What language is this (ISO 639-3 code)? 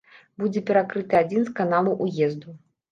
bel